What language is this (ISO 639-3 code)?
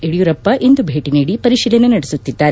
kan